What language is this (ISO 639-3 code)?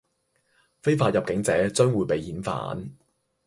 yue